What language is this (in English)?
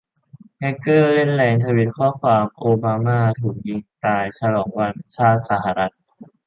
Thai